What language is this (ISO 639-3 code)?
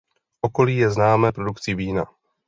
ces